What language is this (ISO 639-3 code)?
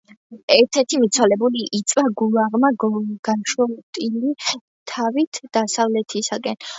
kat